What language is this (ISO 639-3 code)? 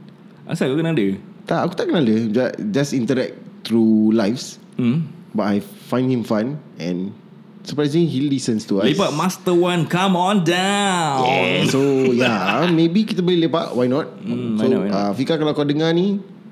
msa